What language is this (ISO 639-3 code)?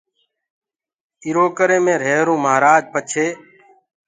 ggg